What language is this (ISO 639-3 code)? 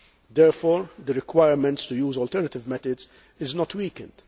eng